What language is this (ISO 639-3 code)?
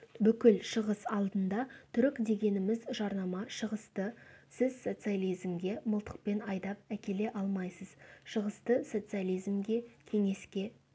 kaz